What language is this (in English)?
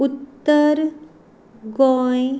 Konkani